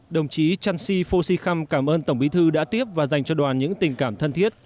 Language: Vietnamese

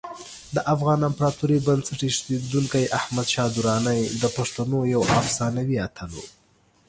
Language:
Pashto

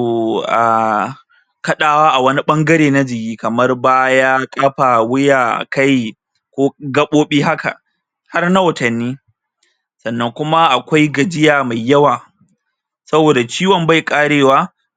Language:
Hausa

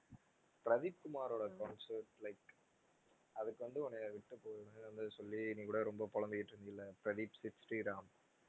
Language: Tamil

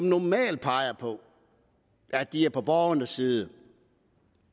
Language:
Danish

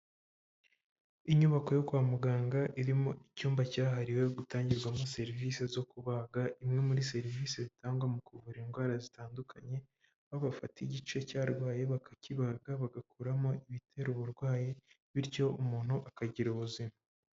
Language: Kinyarwanda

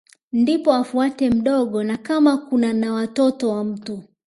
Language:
Swahili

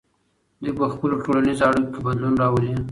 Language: Pashto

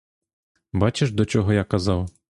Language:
Ukrainian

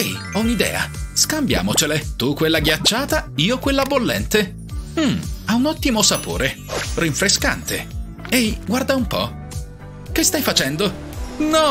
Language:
Italian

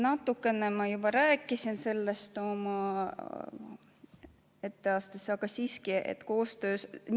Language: Estonian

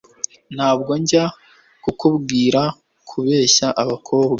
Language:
Kinyarwanda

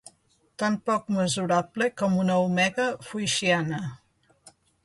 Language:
Catalan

